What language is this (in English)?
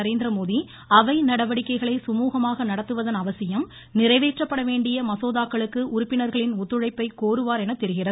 Tamil